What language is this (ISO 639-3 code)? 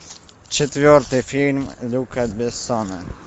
rus